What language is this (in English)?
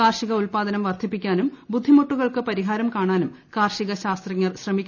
Malayalam